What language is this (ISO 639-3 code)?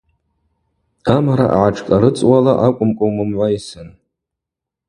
abq